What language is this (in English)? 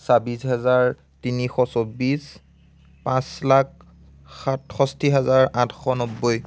Assamese